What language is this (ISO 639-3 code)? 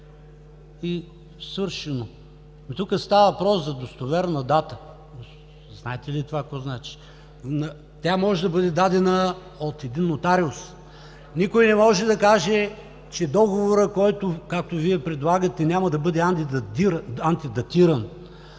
bul